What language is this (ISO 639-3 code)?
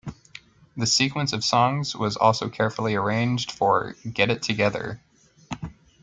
eng